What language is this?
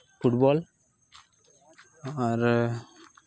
Santali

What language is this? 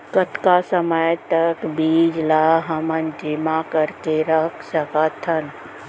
Chhattisgarhi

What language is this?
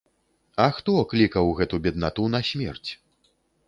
Belarusian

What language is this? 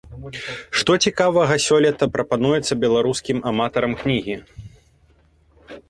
Belarusian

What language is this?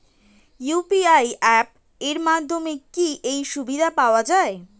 Bangla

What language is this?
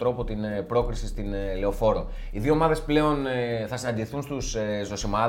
Greek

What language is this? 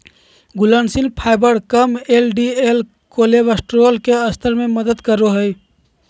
Magahi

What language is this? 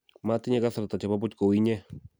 Kalenjin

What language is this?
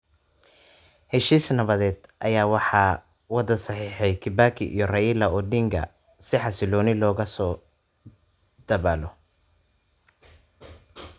Somali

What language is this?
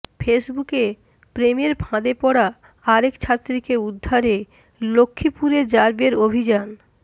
Bangla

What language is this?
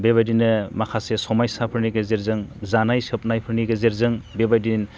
Bodo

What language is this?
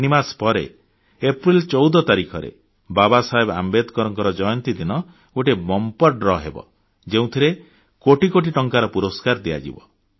Odia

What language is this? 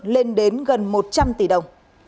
Vietnamese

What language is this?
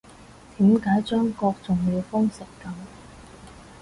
Cantonese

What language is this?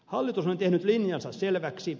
Finnish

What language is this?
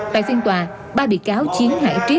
Vietnamese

